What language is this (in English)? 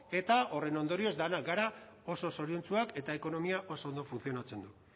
Basque